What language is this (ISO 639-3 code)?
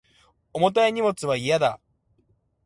jpn